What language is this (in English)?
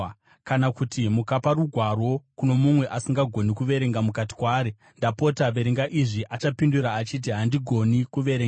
Shona